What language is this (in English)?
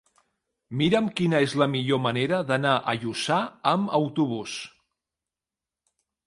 Catalan